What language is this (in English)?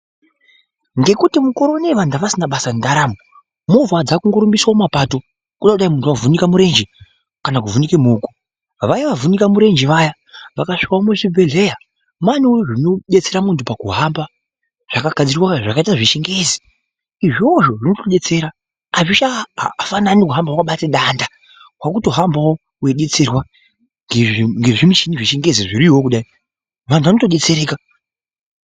Ndau